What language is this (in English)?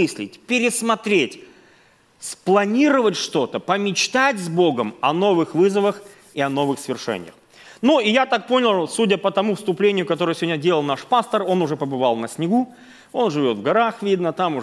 Russian